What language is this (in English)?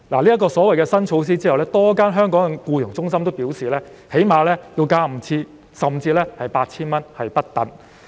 Cantonese